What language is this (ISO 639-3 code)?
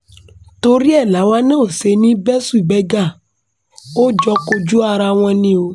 yor